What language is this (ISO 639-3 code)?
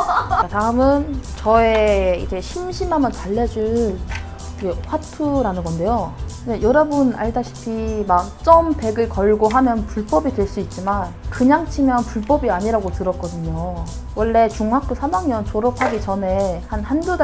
kor